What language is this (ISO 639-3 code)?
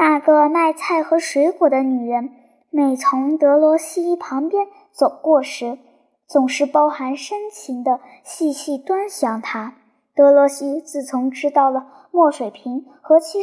zho